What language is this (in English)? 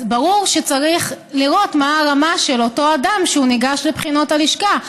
Hebrew